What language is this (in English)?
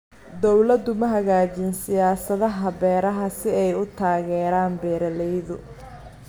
Somali